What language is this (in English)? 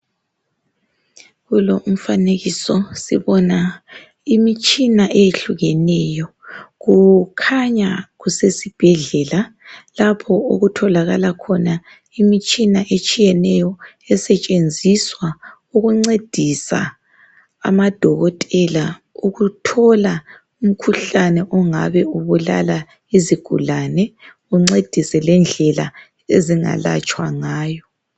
North Ndebele